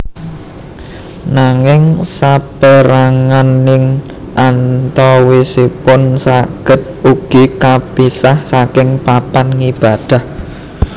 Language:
Javanese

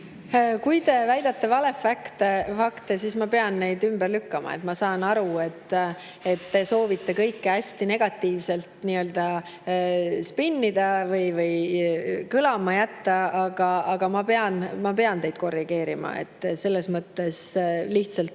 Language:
Estonian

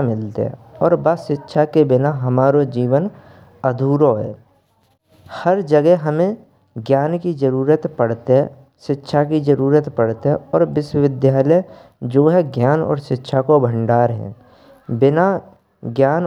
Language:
Braj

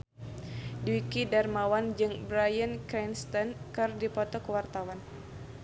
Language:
Sundanese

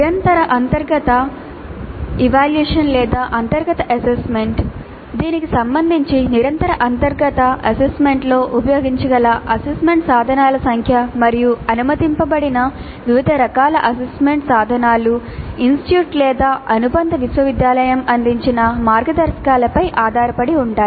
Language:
Telugu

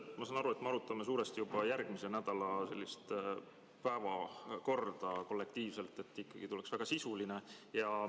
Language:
Estonian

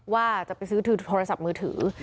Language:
Thai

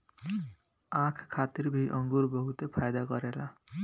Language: Bhojpuri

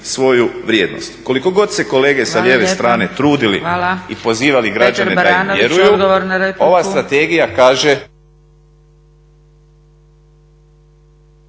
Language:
Croatian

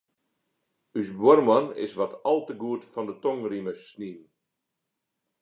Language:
Western Frisian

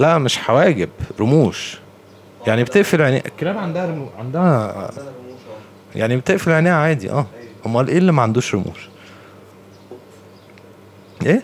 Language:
Arabic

